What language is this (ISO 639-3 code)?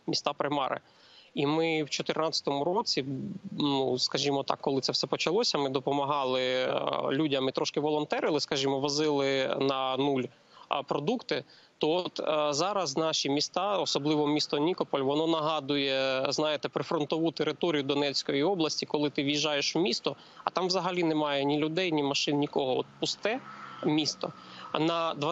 ukr